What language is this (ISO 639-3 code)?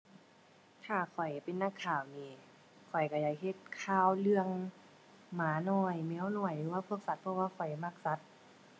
tha